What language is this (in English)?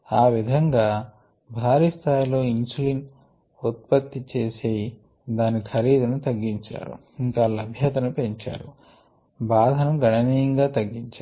Telugu